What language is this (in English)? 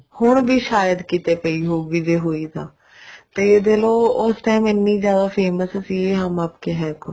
Punjabi